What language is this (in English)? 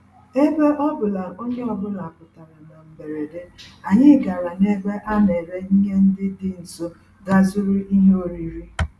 Igbo